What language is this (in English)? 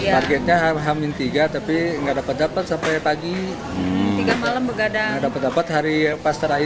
Indonesian